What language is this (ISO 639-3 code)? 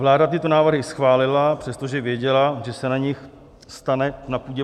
ces